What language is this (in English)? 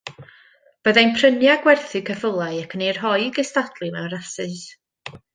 Welsh